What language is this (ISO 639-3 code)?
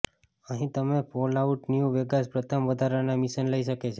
guj